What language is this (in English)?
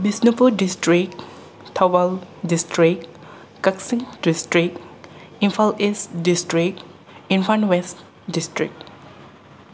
Manipuri